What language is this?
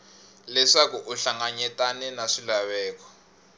Tsonga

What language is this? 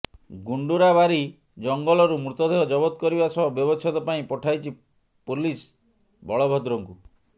Odia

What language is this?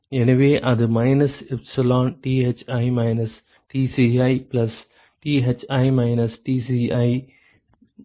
Tamil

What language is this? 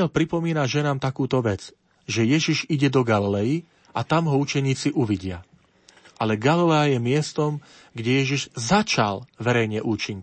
Slovak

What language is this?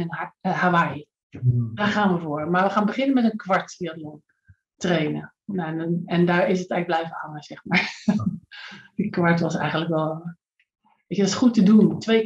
Dutch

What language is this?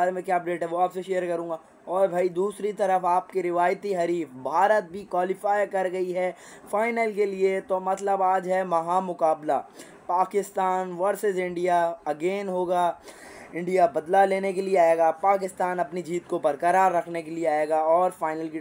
Hindi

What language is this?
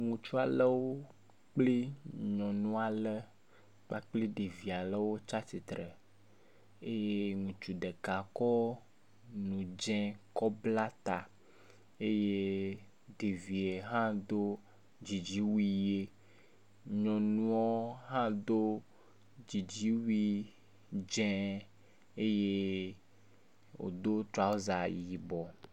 Ewe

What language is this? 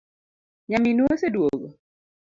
Luo (Kenya and Tanzania)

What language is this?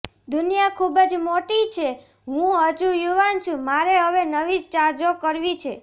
Gujarati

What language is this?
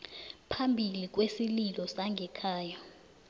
South Ndebele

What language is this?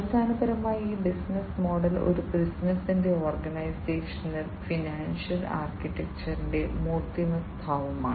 Malayalam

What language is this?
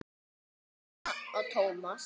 Icelandic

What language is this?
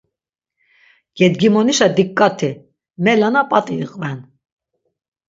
Laz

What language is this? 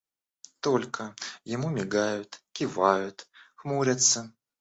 Russian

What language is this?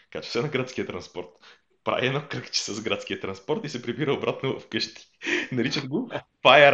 Bulgarian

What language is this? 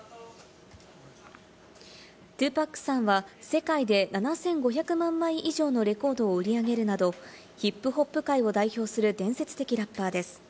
Japanese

